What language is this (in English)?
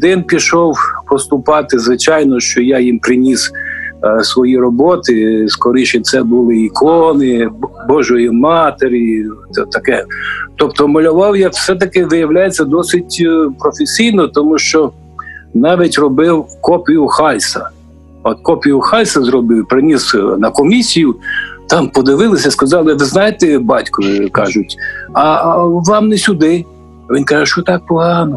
Ukrainian